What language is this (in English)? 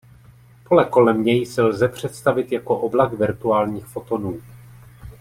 Czech